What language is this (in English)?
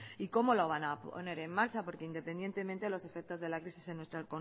Spanish